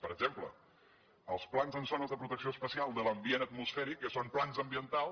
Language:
Catalan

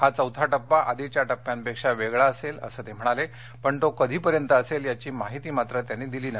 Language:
Marathi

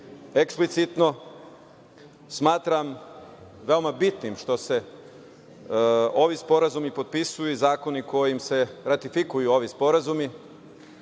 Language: Serbian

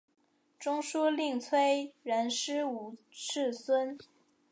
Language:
Chinese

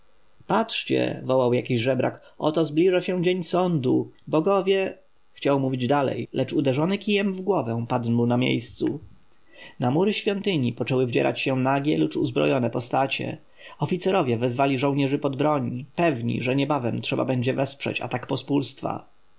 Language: Polish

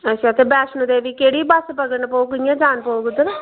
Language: Dogri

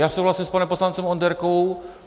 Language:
Czech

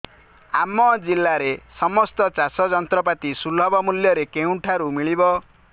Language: Odia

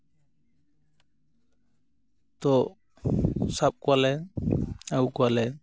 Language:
Santali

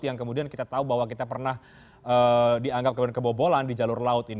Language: Indonesian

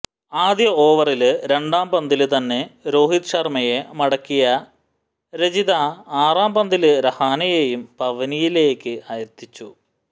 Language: Malayalam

